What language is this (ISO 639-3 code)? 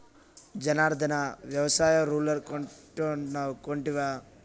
tel